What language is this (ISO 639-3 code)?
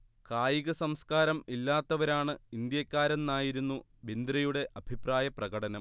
mal